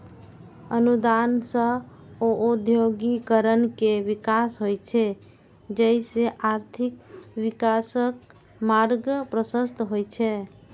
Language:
Maithili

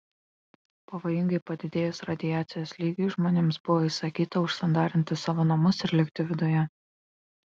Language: Lithuanian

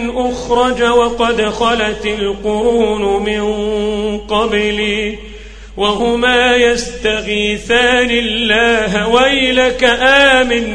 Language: Arabic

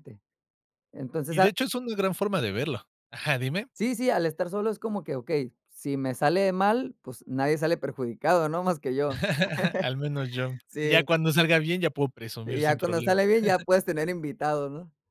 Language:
Spanish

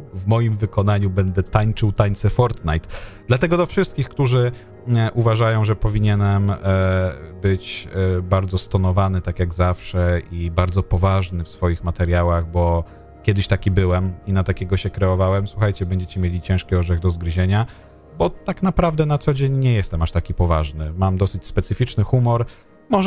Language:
Polish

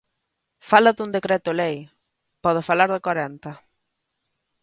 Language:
Galician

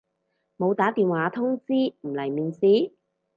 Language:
Cantonese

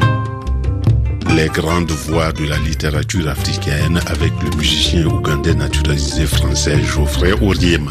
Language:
French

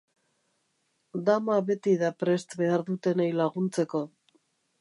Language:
Basque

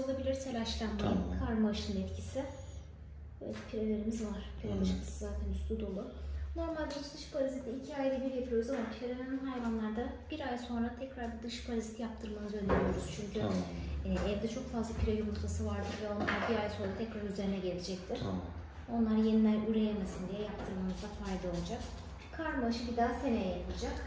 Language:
Turkish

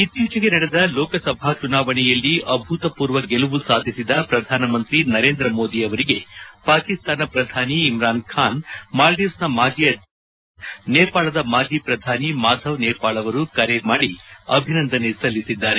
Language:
Kannada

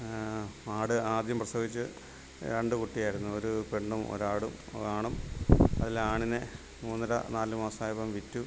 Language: Malayalam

